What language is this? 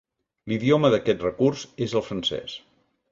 Catalan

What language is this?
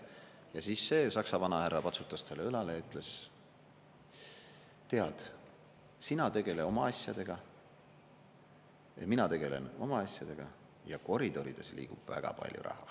Estonian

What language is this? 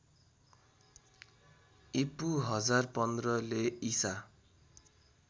Nepali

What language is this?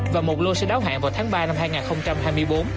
Vietnamese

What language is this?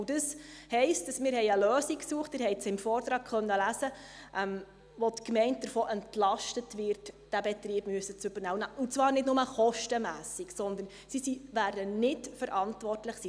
Swiss German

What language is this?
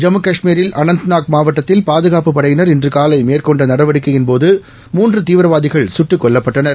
Tamil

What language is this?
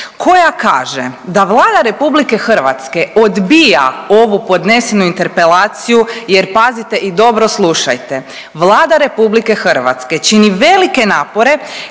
Croatian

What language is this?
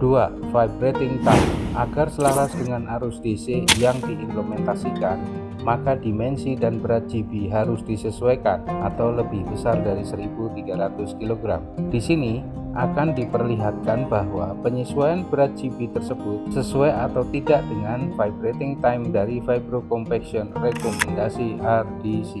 Indonesian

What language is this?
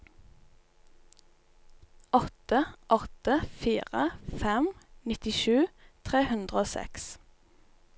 Norwegian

